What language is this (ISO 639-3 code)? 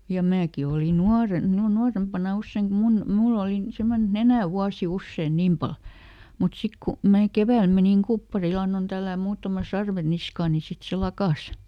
fin